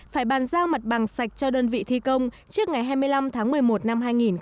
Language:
Vietnamese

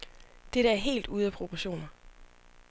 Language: Danish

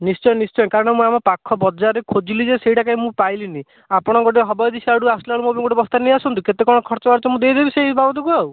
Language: Odia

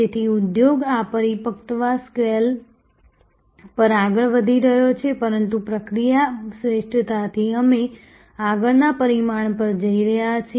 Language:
Gujarati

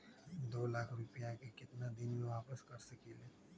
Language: Magahi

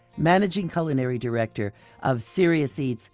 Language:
English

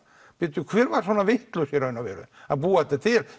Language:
Icelandic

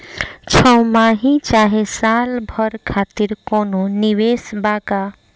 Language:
Bhojpuri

